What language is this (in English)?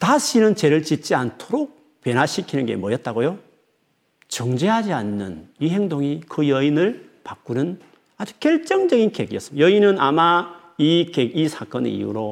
Korean